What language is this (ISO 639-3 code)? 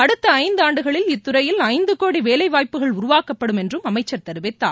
tam